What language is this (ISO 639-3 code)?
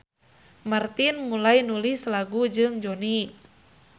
sun